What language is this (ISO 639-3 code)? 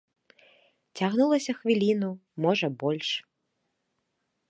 bel